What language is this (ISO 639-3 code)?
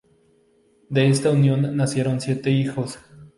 spa